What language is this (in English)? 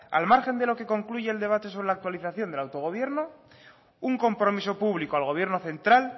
Spanish